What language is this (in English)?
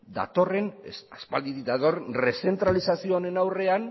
Basque